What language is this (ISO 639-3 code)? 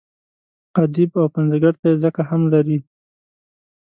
pus